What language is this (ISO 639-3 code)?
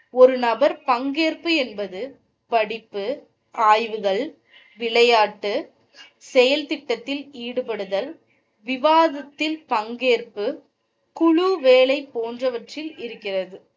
tam